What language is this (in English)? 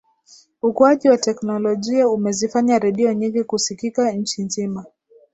Swahili